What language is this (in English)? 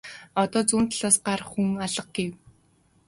Mongolian